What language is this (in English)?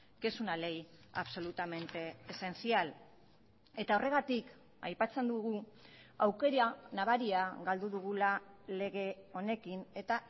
Basque